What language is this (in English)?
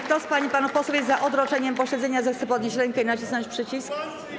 Polish